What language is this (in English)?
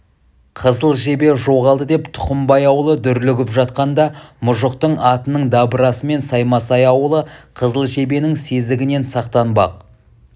Kazakh